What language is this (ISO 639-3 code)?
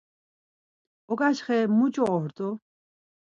lzz